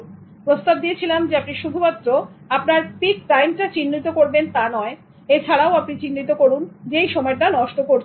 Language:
Bangla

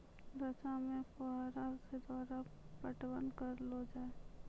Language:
Maithili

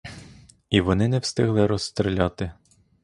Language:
Ukrainian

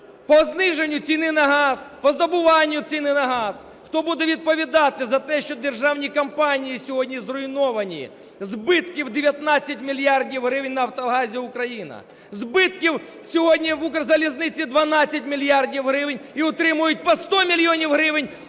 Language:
Ukrainian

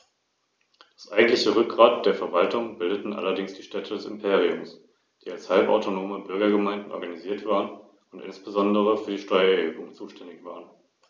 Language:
German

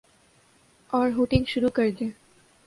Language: Urdu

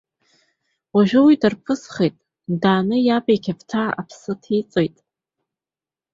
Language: Abkhazian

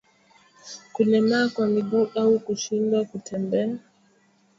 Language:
Swahili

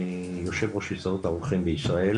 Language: Hebrew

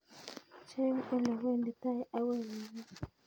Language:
Kalenjin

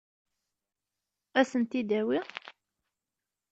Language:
Kabyle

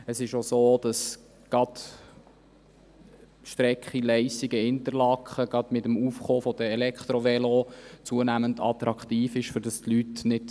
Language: Swiss German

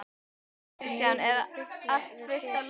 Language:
Icelandic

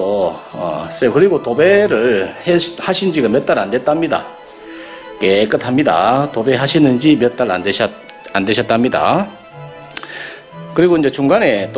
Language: Korean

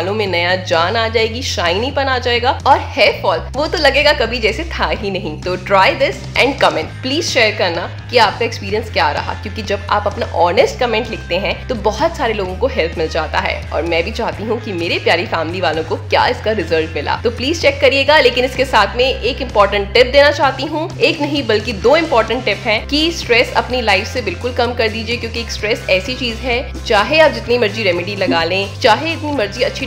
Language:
Hindi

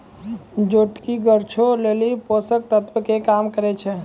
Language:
Maithili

